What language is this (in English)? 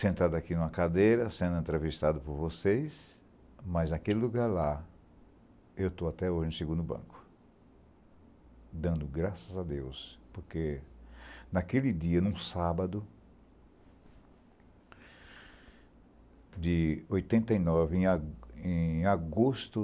Portuguese